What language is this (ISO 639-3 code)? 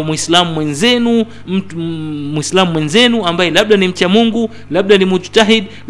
swa